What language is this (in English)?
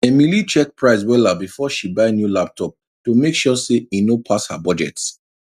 Nigerian Pidgin